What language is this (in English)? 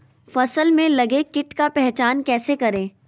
Magahi